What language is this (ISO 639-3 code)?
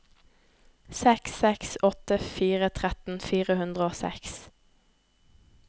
nor